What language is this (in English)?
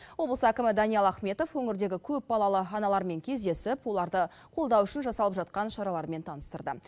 Kazakh